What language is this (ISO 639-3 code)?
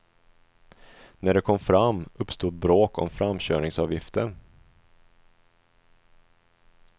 swe